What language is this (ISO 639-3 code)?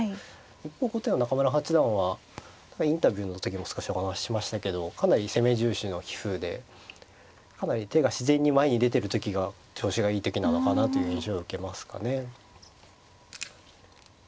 jpn